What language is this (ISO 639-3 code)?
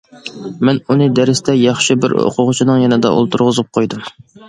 uig